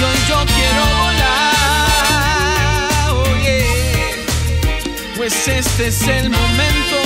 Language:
Spanish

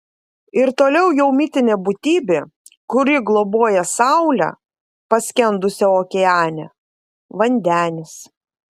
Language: Lithuanian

